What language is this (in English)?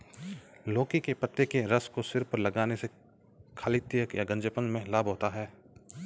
Hindi